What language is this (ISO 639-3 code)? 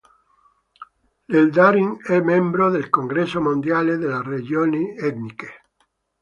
ita